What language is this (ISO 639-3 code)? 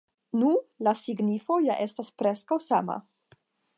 epo